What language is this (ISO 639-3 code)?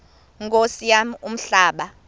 xho